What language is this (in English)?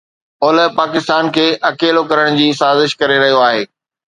Sindhi